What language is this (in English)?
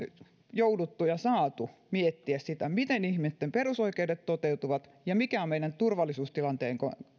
Finnish